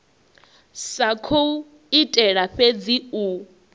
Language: Venda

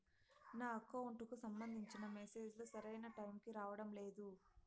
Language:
Telugu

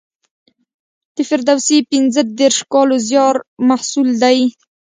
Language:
Pashto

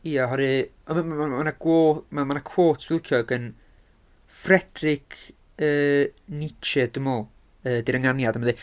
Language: Welsh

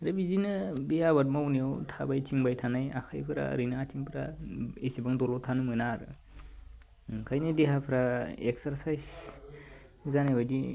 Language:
Bodo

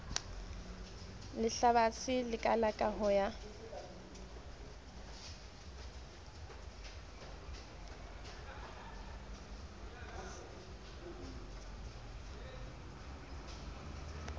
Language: Southern Sotho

